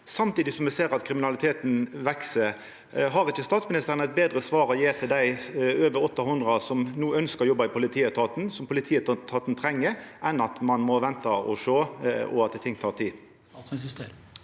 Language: Norwegian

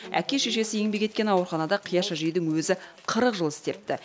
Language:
Kazakh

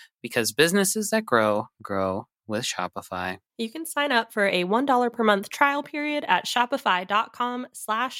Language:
English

